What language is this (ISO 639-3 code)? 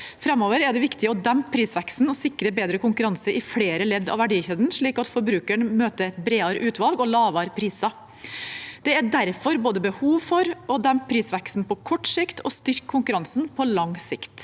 nor